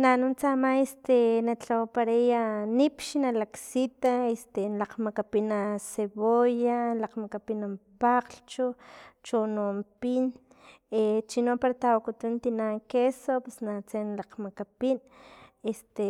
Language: Filomena Mata-Coahuitlán Totonac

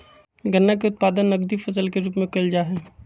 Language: Magahi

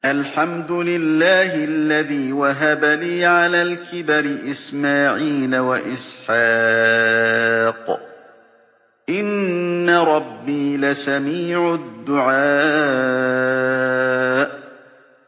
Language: Arabic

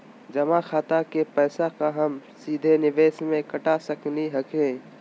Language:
Magahi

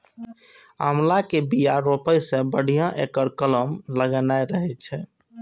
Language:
Maithili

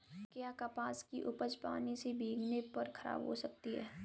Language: Hindi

